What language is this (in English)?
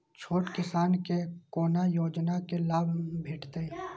Maithili